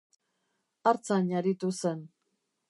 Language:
Basque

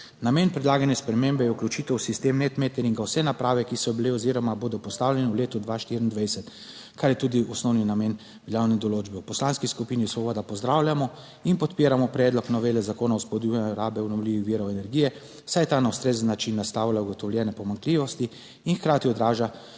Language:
Slovenian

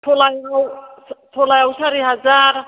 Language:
Bodo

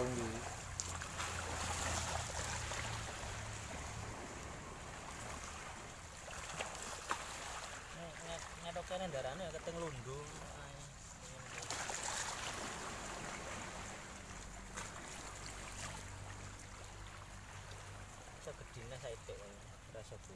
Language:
Indonesian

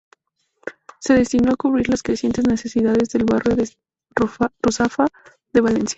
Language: Spanish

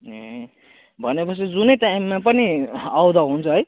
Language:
Nepali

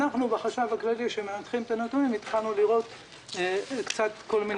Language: Hebrew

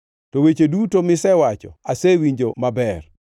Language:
Luo (Kenya and Tanzania)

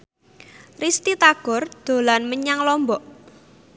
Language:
Javanese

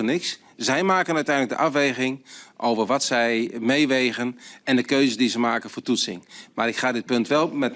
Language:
Dutch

